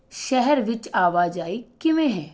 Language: Punjabi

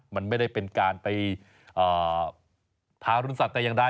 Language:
Thai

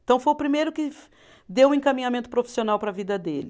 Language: Portuguese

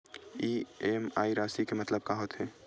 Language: Chhattisgarhi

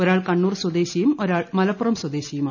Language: Malayalam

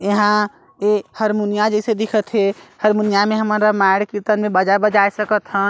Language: Chhattisgarhi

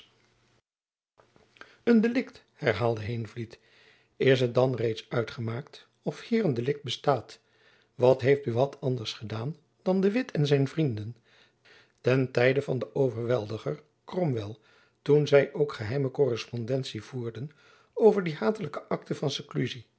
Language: Dutch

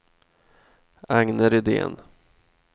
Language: Swedish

